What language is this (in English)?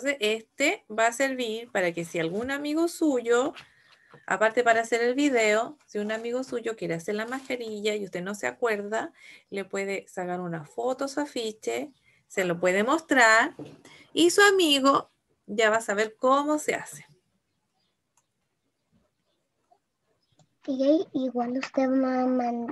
Spanish